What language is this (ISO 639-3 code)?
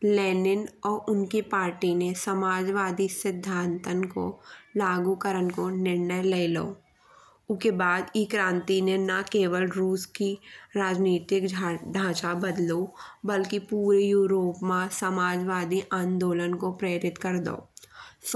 bns